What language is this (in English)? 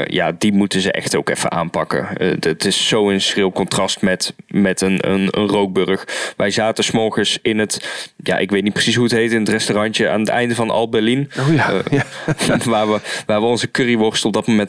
Dutch